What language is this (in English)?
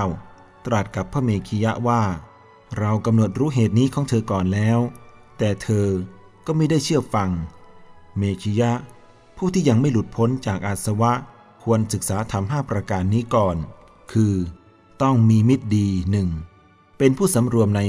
Thai